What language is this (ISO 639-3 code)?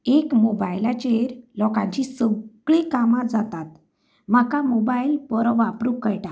kok